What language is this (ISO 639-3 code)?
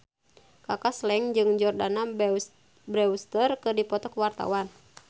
sun